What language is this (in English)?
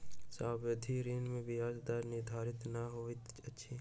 Maithili